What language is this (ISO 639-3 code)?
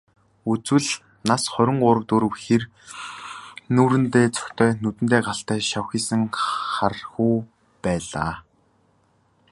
mon